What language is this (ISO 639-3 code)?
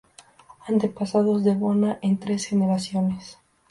spa